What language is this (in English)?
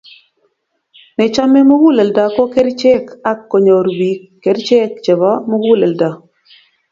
Kalenjin